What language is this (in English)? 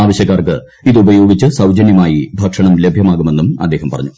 Malayalam